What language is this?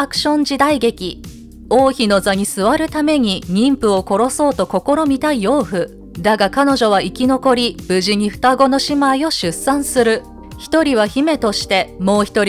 Japanese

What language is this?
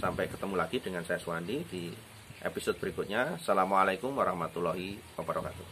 Indonesian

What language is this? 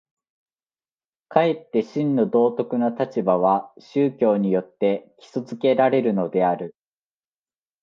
Japanese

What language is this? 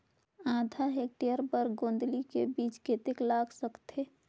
Chhattisgarhi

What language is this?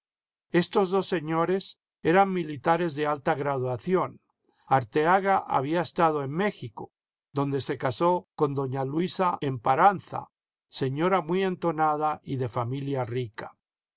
Spanish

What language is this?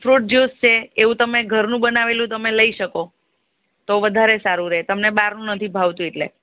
Gujarati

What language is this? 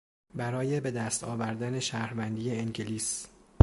Persian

